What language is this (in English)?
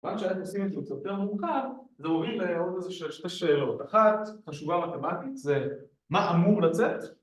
Hebrew